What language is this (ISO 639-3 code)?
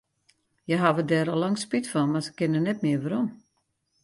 fry